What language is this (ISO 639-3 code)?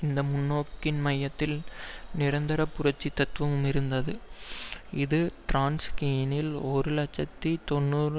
tam